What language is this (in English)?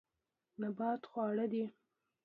Pashto